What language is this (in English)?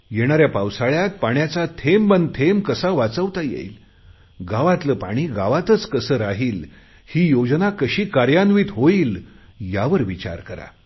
Marathi